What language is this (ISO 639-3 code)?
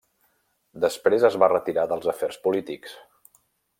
cat